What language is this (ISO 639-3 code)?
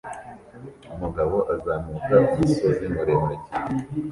kin